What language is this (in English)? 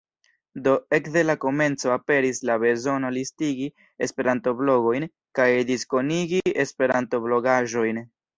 Esperanto